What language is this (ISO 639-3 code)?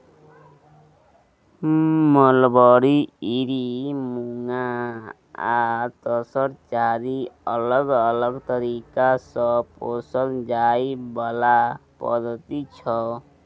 mai